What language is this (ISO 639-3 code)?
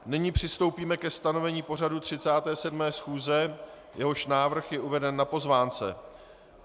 ces